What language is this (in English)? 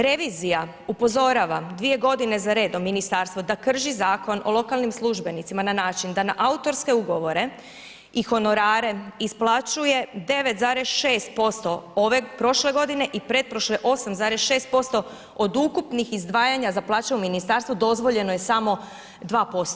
Croatian